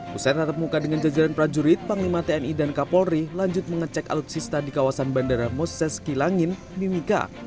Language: Indonesian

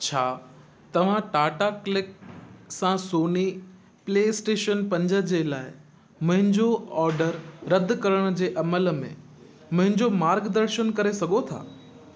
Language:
Sindhi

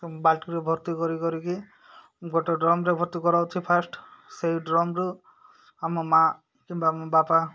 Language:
Odia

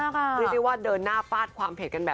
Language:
Thai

